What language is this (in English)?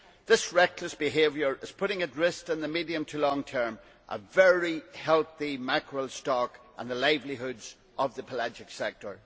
English